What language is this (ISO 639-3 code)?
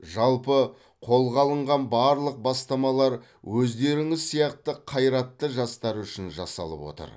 kaz